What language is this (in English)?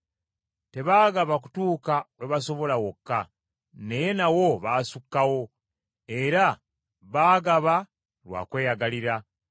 Ganda